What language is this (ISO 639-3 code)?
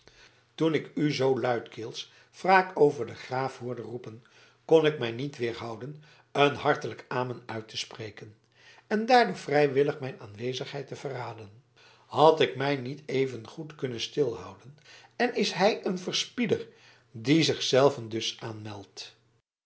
nld